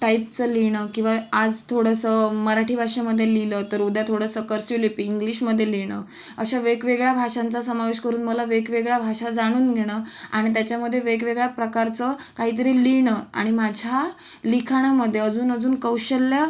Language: Marathi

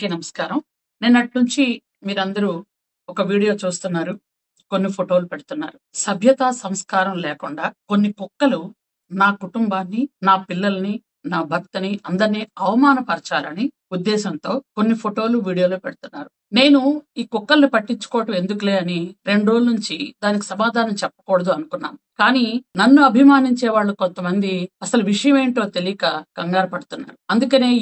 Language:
Telugu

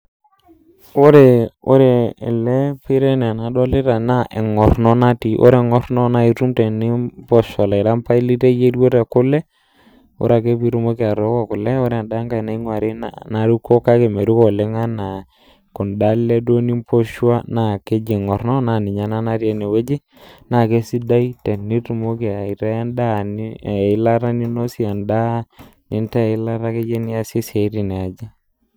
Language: Masai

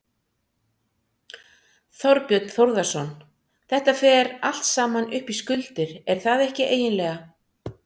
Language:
Icelandic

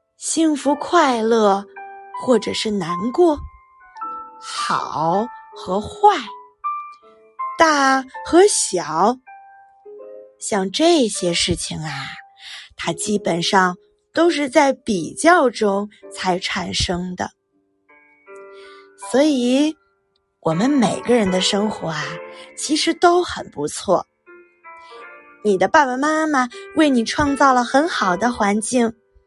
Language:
Chinese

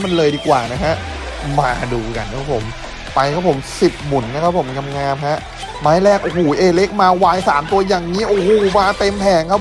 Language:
Thai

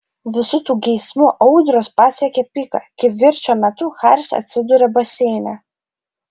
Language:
Lithuanian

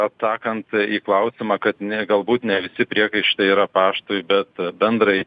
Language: Lithuanian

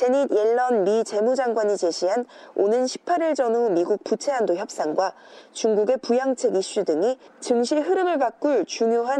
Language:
Korean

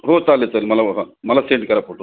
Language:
Marathi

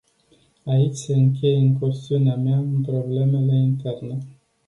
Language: Romanian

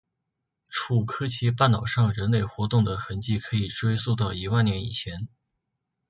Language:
Chinese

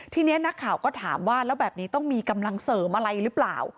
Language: Thai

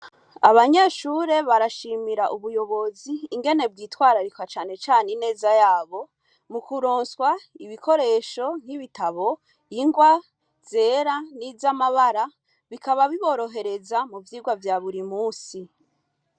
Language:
Rundi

